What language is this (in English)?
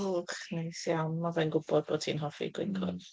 Welsh